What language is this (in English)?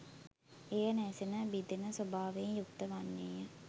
Sinhala